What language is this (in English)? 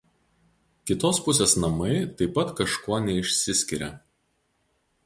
Lithuanian